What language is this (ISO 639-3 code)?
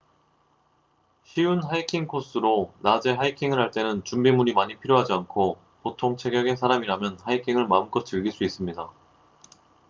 kor